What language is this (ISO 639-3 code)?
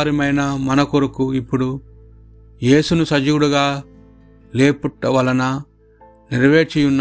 tel